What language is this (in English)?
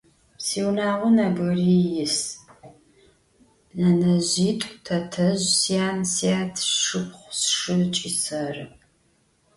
Adyghe